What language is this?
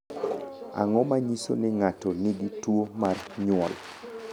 Luo (Kenya and Tanzania)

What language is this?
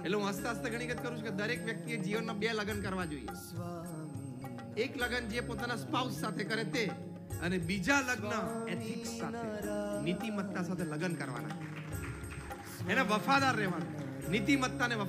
Gujarati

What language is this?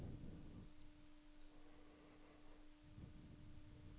Norwegian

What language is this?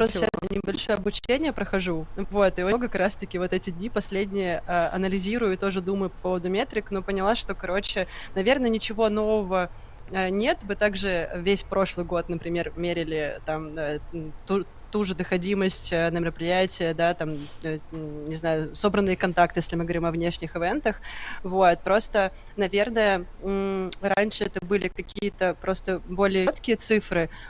Russian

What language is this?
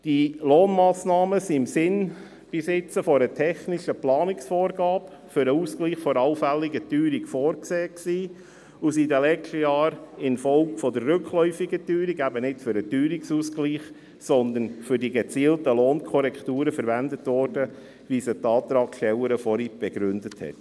Swiss German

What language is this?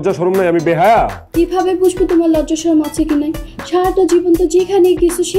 Hindi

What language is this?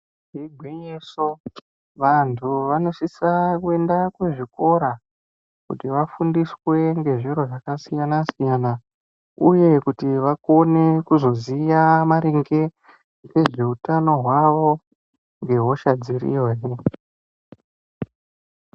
Ndau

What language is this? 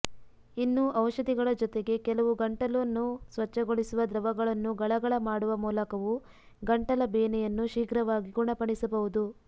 Kannada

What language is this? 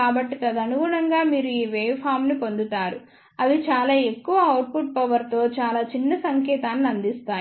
Telugu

